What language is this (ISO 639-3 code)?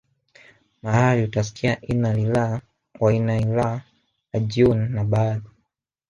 swa